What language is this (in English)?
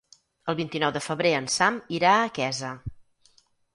Catalan